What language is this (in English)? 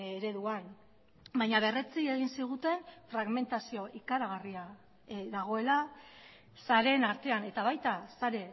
Basque